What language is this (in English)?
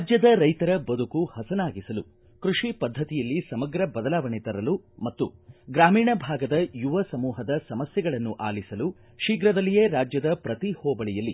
Kannada